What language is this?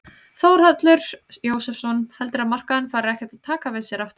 Icelandic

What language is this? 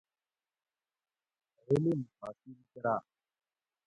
Gawri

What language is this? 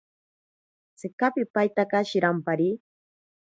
Ashéninka Perené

